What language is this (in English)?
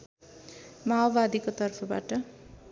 Nepali